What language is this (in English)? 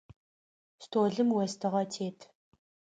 Adyghe